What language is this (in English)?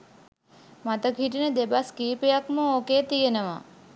Sinhala